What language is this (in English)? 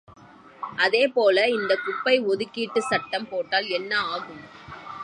Tamil